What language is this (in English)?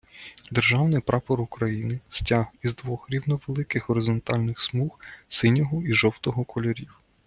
Ukrainian